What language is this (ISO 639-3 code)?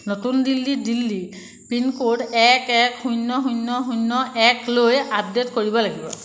asm